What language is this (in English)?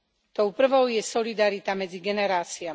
Slovak